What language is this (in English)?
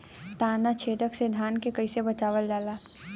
Bhojpuri